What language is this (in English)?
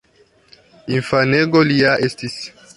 Esperanto